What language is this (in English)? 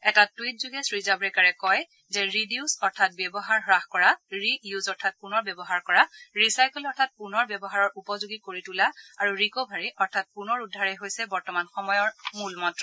Assamese